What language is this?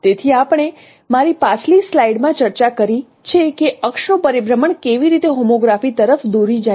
Gujarati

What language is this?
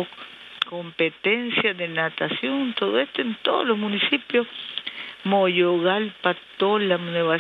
Spanish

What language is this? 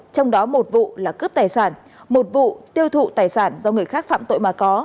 Vietnamese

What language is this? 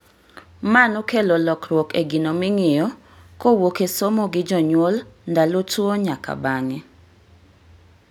Luo (Kenya and Tanzania)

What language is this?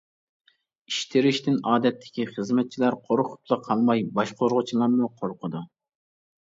Uyghur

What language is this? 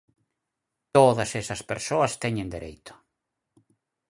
Galician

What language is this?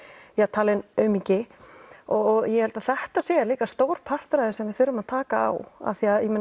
Icelandic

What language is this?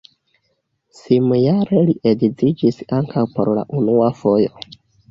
Esperanto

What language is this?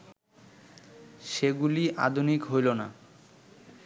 Bangla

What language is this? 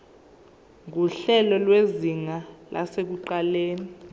Zulu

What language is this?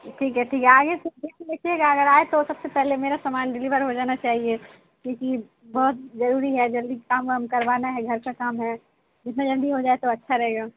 Urdu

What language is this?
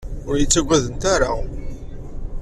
Kabyle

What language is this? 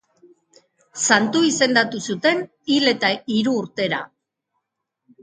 Basque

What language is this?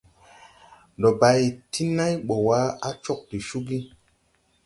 Tupuri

